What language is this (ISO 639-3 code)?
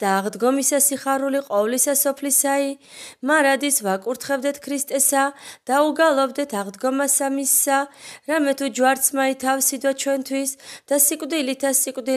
ara